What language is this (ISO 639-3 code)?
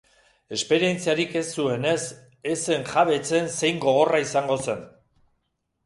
eus